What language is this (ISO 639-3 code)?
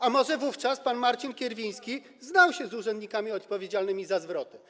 pol